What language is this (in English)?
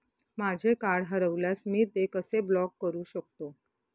Marathi